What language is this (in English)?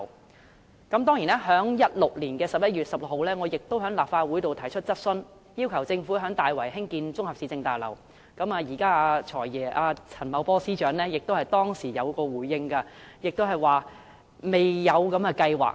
Cantonese